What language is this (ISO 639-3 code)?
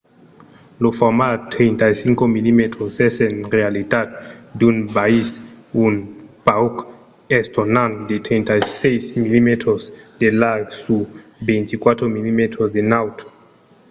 oci